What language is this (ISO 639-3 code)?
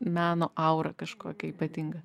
lit